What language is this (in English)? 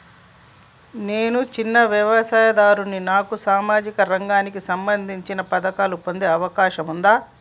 Telugu